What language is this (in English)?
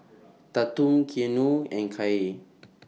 English